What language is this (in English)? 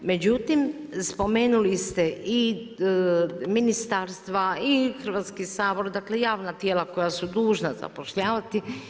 Croatian